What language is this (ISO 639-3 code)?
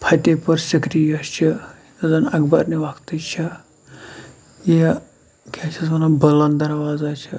kas